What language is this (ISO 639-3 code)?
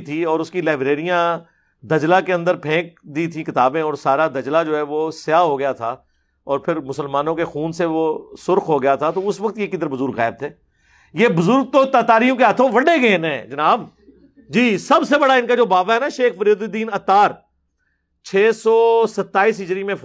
urd